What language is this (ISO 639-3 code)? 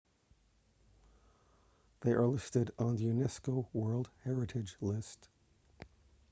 eng